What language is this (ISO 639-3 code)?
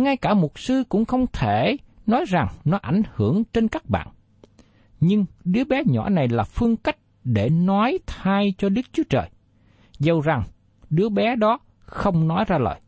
vie